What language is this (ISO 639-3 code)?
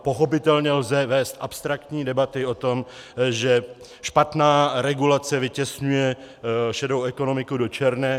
ces